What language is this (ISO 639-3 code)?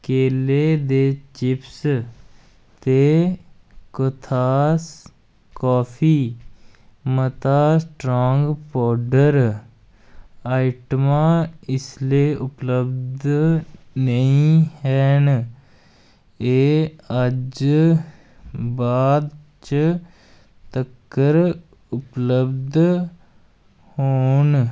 doi